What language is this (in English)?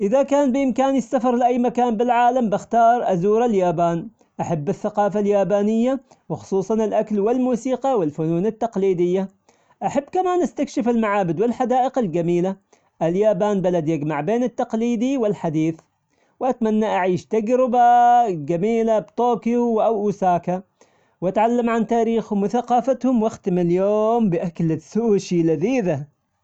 Omani Arabic